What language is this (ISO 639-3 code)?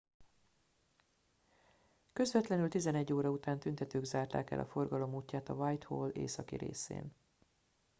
hun